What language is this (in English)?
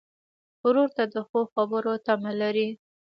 Pashto